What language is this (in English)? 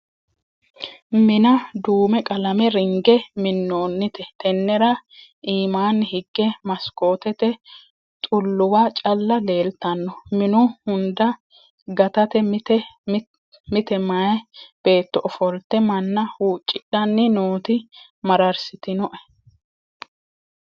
Sidamo